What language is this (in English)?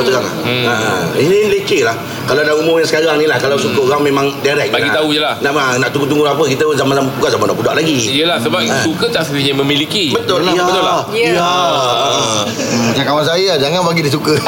Malay